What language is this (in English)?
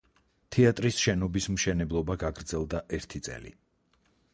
Georgian